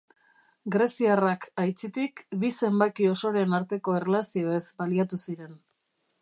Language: Basque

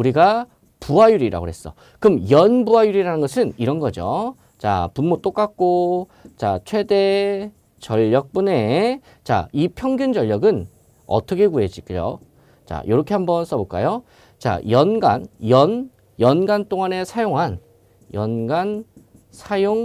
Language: Korean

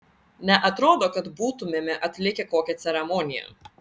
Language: Lithuanian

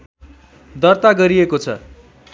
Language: Nepali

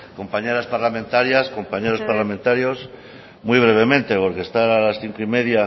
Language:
Spanish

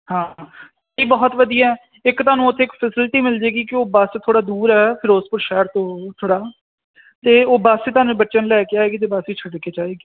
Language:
Punjabi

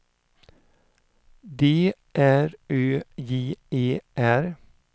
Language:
Swedish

